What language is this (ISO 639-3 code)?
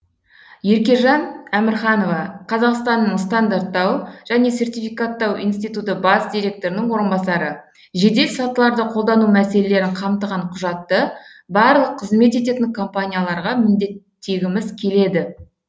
kaz